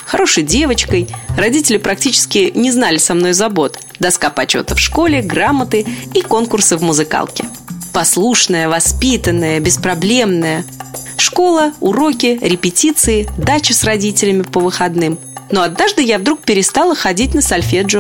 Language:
Russian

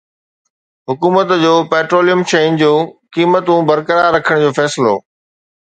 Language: Sindhi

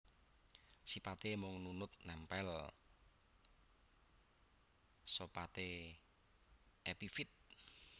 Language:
Javanese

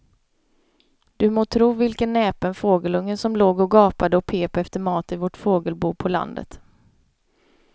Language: Swedish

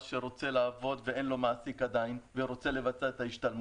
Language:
Hebrew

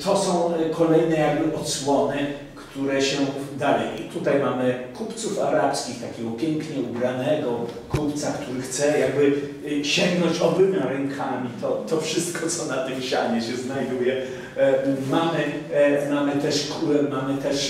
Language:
Polish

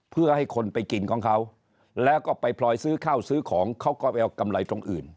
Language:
Thai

